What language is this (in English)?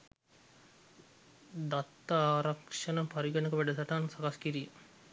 Sinhala